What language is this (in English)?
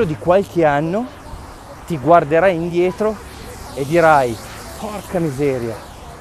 Italian